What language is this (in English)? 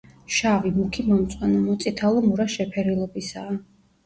Georgian